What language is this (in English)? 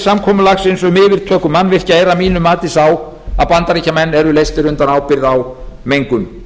Icelandic